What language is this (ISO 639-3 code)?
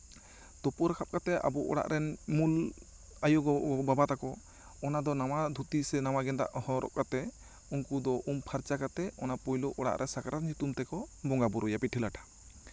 sat